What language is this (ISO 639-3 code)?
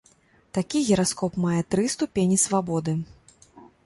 bel